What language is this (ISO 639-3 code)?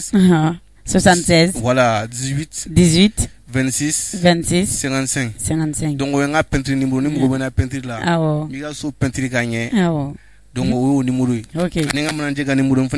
fra